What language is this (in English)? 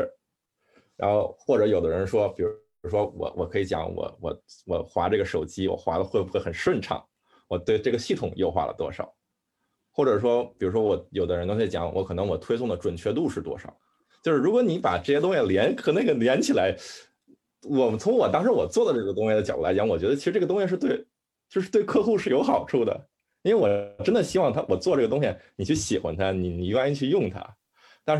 Chinese